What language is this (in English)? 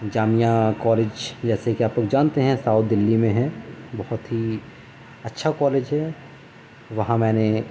Urdu